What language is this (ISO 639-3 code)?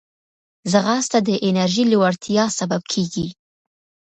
pus